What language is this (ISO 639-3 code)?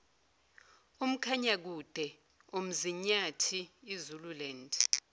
zul